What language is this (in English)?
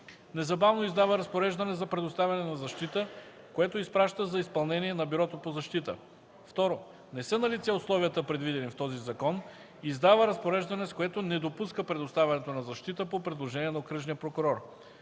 Bulgarian